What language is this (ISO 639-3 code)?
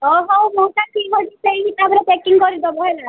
ori